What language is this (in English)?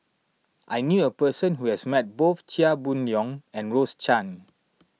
English